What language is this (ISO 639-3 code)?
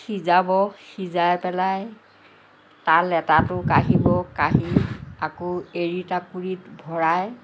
asm